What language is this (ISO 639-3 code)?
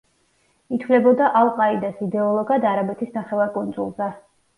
kat